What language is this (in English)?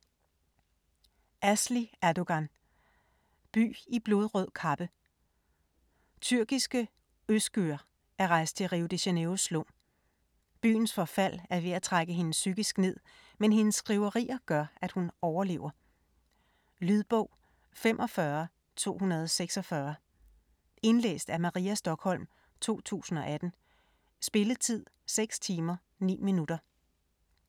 Danish